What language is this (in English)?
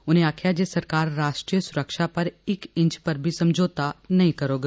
Dogri